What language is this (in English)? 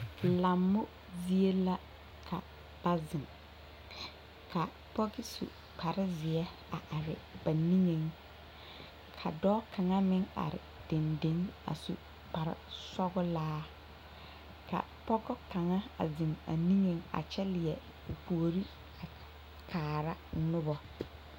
Southern Dagaare